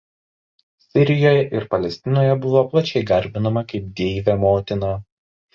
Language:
Lithuanian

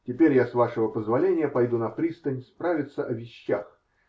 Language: Russian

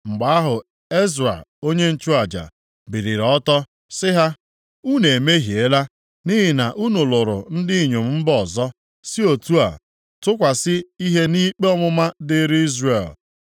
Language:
Igbo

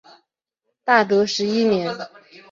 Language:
Chinese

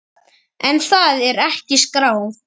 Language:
Icelandic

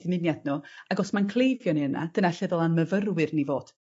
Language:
Welsh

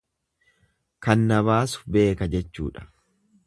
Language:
Oromo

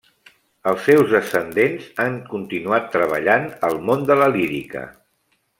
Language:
Catalan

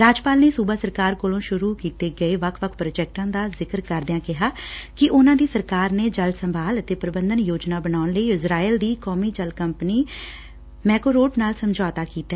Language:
Punjabi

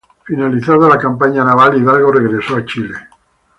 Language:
Spanish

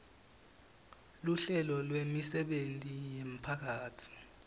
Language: Swati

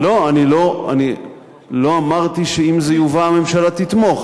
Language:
Hebrew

